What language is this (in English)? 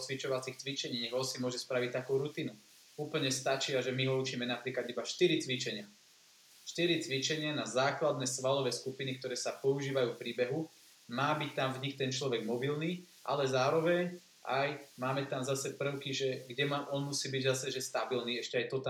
Slovak